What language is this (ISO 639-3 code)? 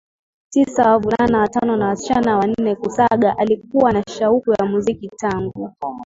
swa